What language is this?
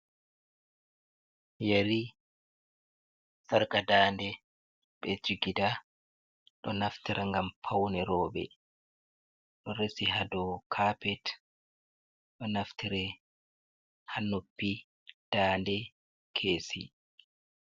Fula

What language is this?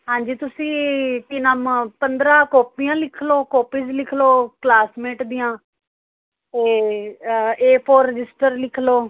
Punjabi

